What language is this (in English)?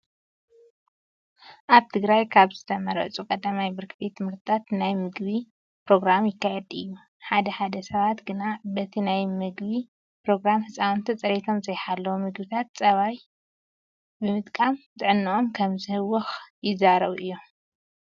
Tigrinya